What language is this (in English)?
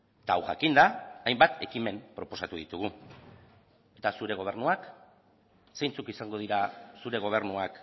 Basque